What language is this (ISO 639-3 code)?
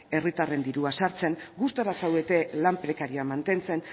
eus